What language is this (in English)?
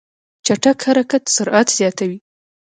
Pashto